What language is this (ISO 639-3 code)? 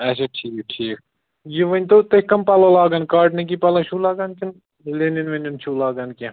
kas